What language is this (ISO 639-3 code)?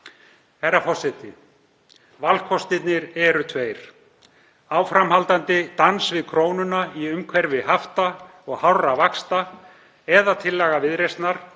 isl